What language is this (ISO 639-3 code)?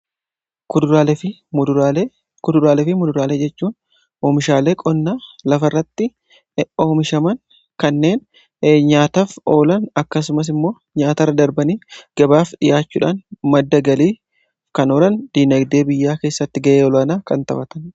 orm